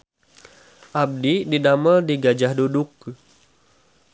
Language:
Sundanese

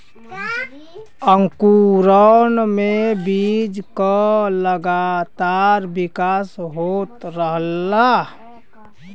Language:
Bhojpuri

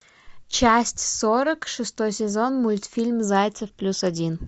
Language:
Russian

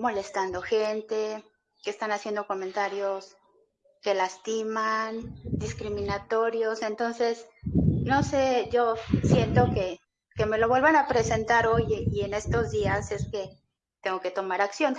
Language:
Spanish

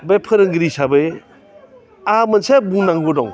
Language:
Bodo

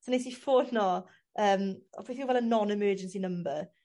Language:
Welsh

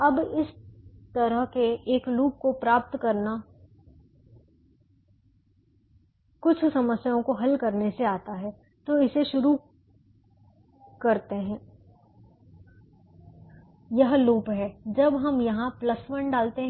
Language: Hindi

